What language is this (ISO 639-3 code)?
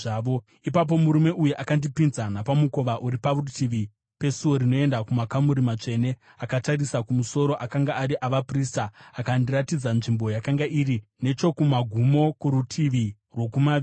sna